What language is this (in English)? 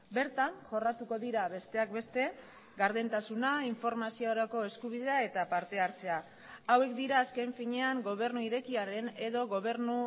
Basque